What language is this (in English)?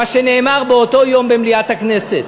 Hebrew